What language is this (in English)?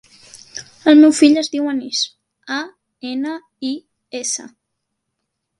Catalan